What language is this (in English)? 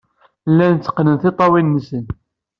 Kabyle